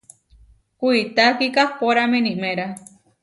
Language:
Huarijio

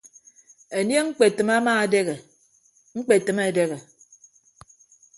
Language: Ibibio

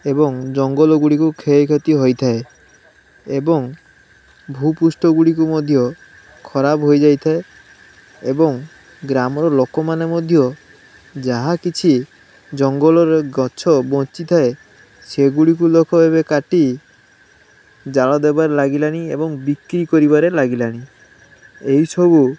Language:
Odia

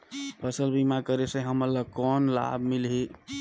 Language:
Chhattisgarhi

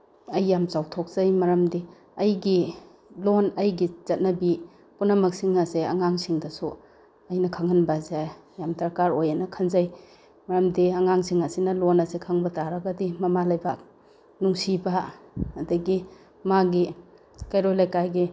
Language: Manipuri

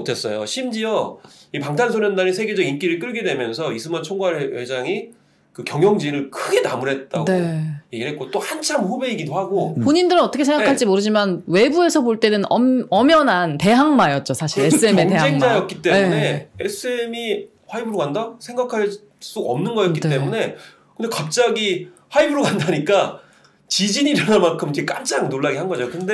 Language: Korean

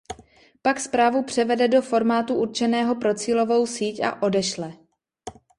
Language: Czech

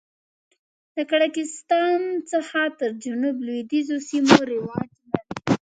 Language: Pashto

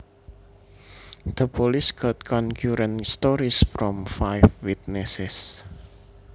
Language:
Javanese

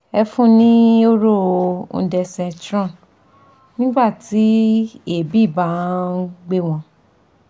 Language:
Yoruba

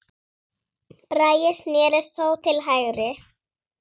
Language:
Icelandic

